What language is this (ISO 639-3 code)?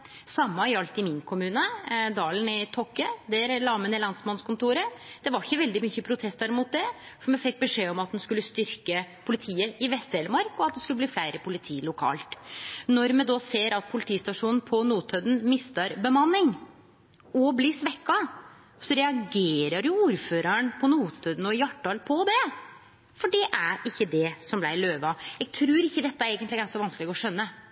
nno